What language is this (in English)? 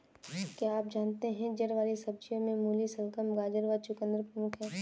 Hindi